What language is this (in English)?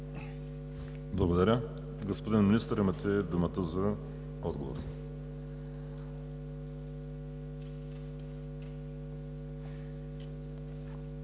Bulgarian